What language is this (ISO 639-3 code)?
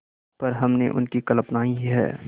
hin